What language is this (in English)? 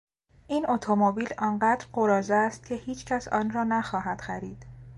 Persian